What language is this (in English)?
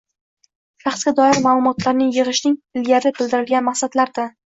Uzbek